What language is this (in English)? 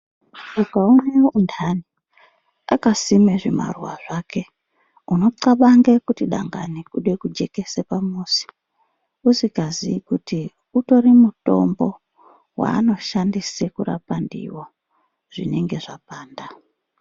Ndau